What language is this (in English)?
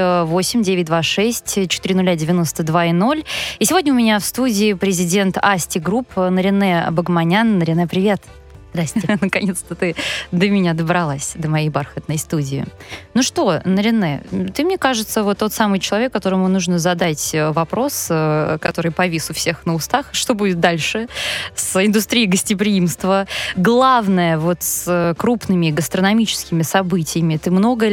Russian